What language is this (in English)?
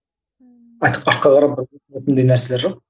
Kazakh